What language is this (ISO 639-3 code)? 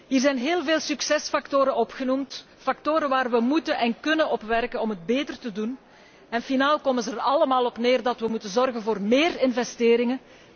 nld